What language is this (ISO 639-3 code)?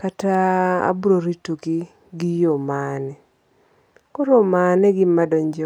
luo